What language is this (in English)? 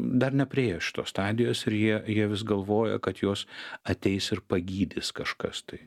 Lithuanian